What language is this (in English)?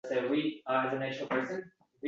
Uzbek